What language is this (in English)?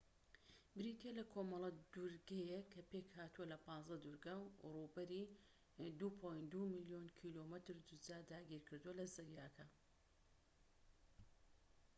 Central Kurdish